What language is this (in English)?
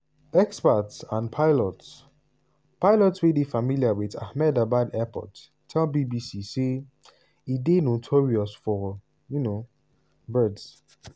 Nigerian Pidgin